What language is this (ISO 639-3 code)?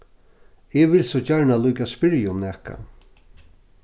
fao